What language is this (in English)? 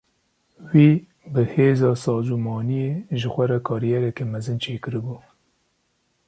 Kurdish